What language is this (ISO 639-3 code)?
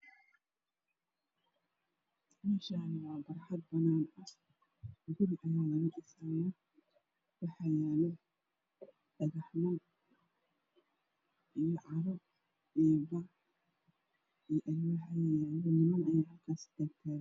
som